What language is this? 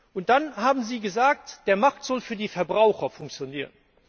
German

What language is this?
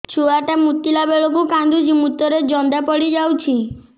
Odia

